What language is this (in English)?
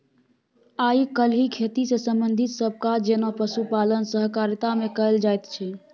Maithili